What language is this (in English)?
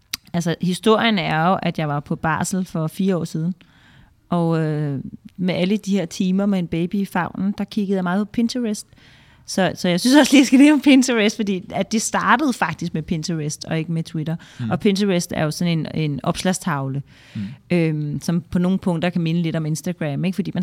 Danish